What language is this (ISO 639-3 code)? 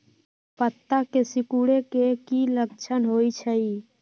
mag